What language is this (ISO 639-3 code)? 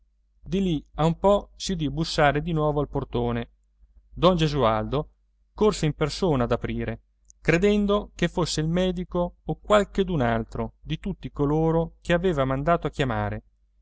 ita